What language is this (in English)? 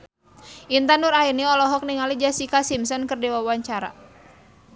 Sundanese